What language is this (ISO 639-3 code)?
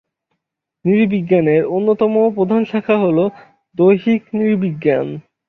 ben